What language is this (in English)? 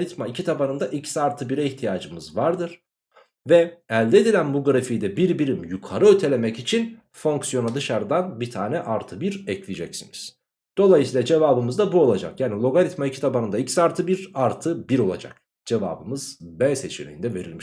Turkish